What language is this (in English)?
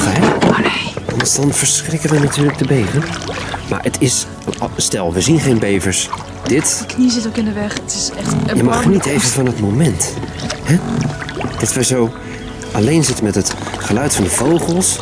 Dutch